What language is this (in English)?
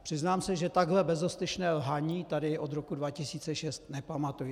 Czech